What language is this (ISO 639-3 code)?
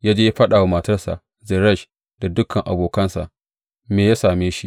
hau